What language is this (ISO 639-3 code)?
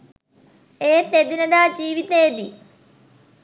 sin